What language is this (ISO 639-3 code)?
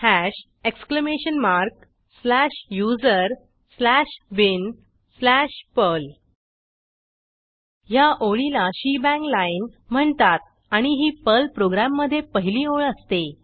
mar